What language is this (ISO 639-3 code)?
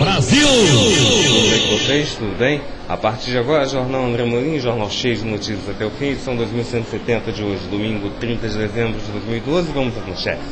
por